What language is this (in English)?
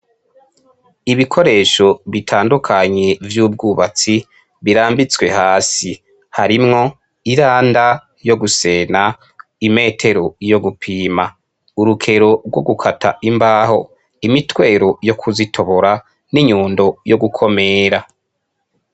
Rundi